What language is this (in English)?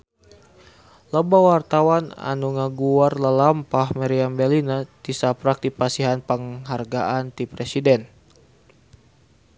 Sundanese